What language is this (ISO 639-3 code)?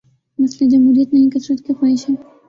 urd